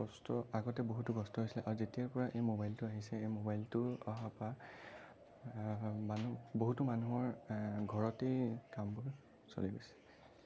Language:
Assamese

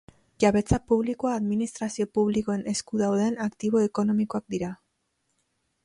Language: Basque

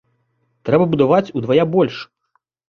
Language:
Belarusian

